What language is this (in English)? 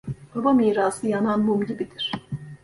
Turkish